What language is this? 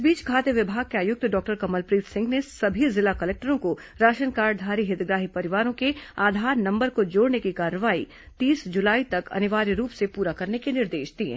Hindi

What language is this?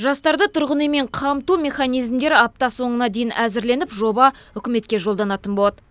Kazakh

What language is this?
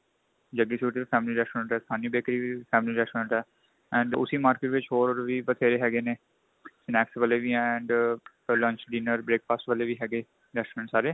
Punjabi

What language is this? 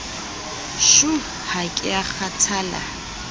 Southern Sotho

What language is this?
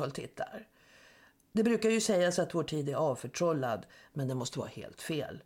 Swedish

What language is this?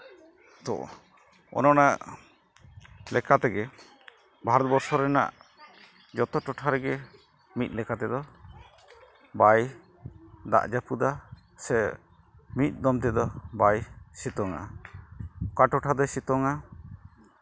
Santali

